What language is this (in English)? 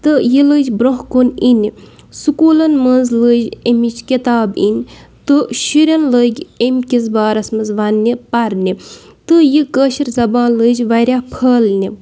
Kashmiri